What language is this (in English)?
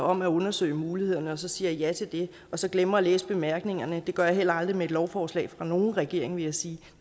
Danish